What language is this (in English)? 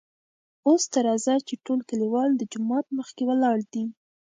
Pashto